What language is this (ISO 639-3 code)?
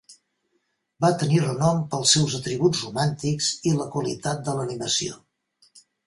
cat